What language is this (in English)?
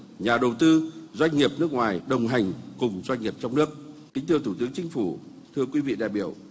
Vietnamese